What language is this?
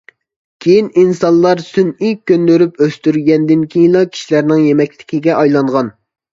Uyghur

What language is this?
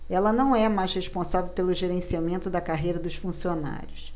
Portuguese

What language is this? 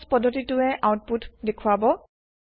Assamese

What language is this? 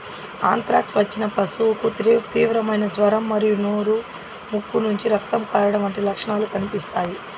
Telugu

